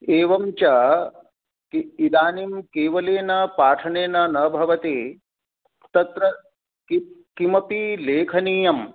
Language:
Sanskrit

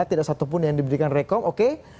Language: Indonesian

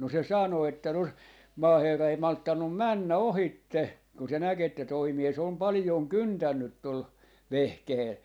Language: Finnish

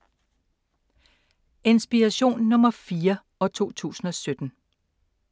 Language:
Danish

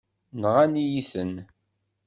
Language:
Kabyle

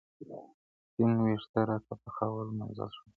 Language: Pashto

